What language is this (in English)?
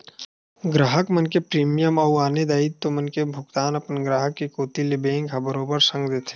Chhattisgarhi